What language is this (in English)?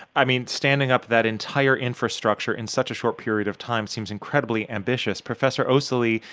English